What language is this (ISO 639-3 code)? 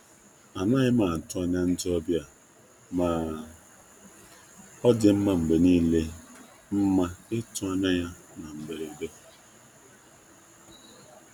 ibo